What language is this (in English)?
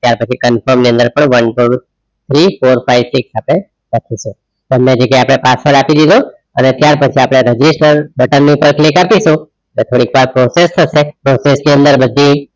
Gujarati